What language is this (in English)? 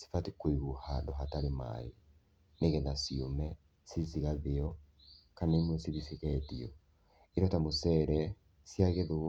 Kikuyu